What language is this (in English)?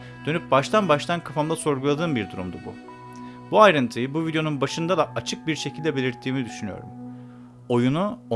Turkish